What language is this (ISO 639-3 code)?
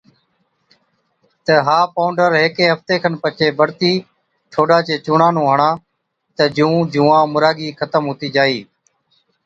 odk